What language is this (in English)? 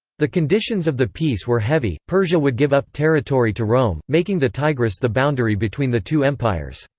English